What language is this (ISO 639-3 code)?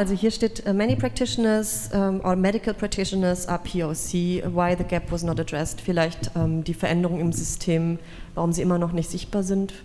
deu